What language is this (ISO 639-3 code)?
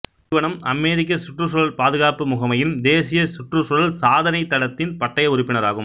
tam